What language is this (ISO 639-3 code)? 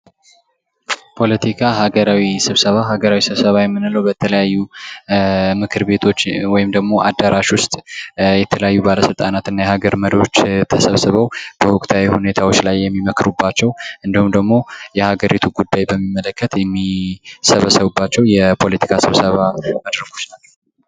amh